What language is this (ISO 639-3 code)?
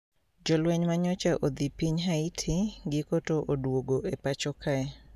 luo